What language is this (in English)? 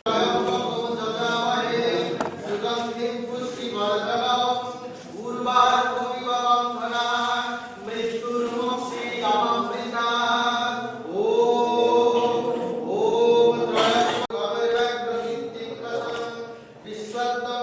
Bangla